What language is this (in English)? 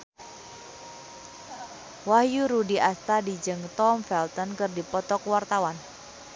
Sundanese